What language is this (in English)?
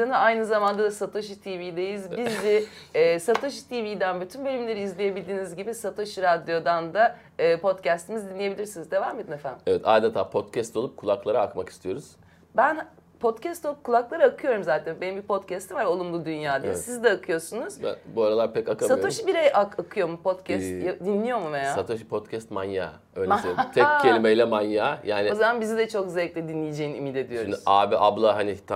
Turkish